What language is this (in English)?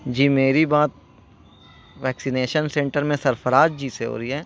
Urdu